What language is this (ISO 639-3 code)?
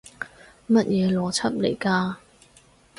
yue